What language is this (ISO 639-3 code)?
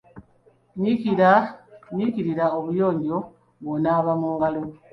lug